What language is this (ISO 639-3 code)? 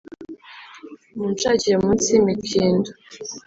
kin